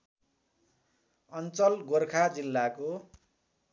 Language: Nepali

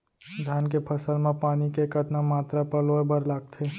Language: Chhattisgarhi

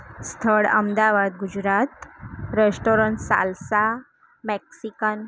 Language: Gujarati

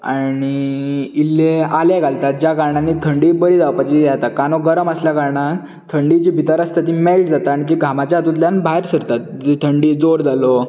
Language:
Konkani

